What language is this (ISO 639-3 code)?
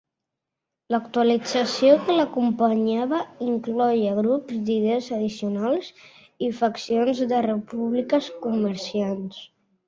cat